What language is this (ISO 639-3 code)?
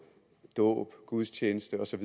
dan